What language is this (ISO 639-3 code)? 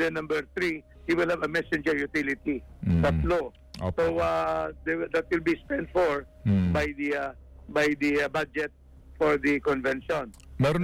fil